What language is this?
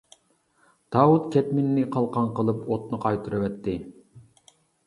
Uyghur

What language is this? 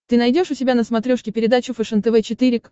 Russian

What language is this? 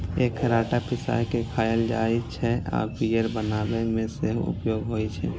Maithili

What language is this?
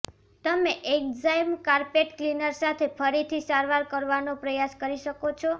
Gujarati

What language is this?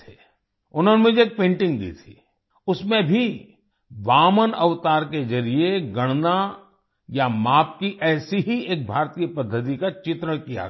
Hindi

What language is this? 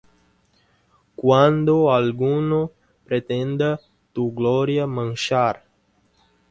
Spanish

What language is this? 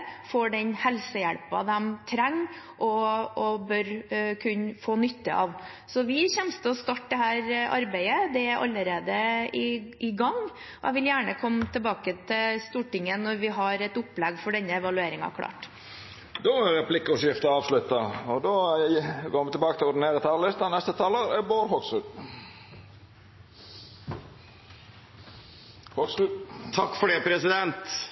Norwegian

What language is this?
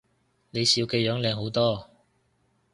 Cantonese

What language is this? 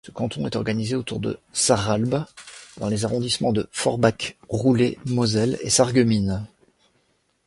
French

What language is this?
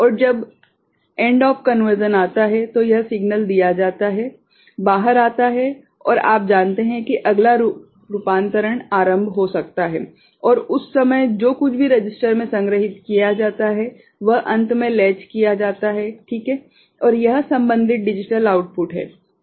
Hindi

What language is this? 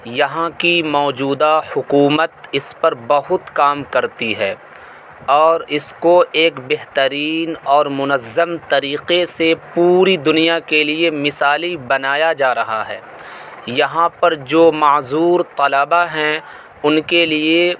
Urdu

